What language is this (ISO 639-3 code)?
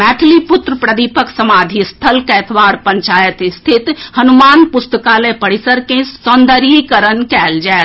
mai